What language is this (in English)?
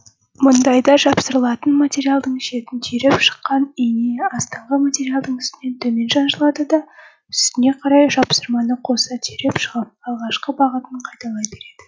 Kazakh